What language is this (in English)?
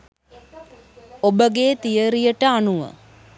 Sinhala